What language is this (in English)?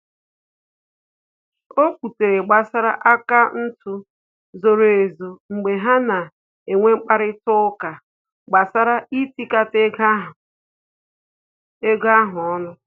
Igbo